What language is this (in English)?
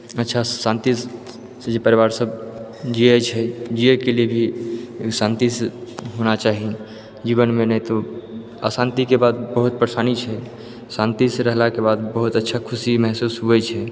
Maithili